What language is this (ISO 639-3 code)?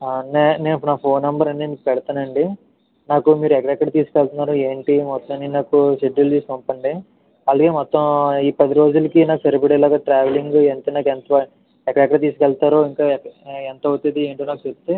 tel